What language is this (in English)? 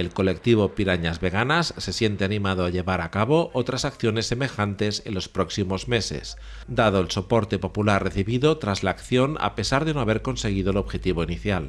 Spanish